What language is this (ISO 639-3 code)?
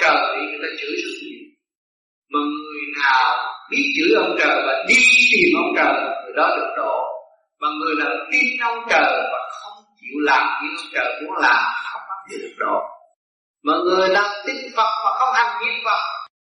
vie